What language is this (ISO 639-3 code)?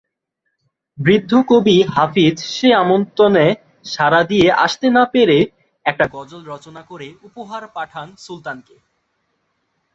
ben